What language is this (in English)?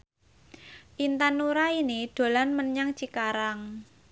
Javanese